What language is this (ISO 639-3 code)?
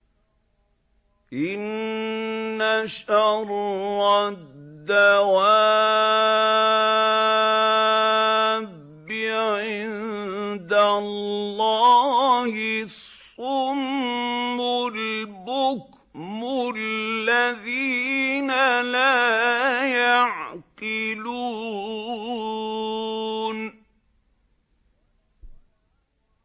ara